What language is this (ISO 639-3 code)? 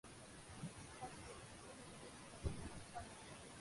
ben